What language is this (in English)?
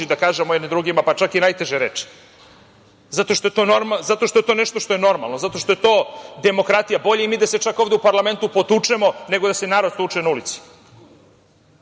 Serbian